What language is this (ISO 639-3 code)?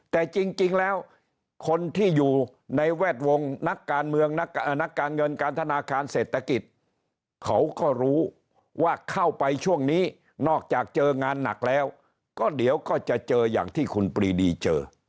tha